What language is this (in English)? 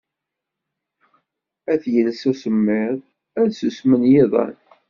Kabyle